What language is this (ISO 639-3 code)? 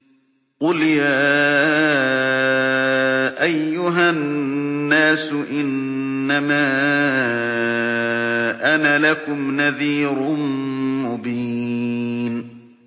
ara